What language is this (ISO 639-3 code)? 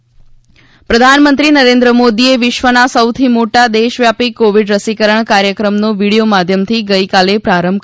guj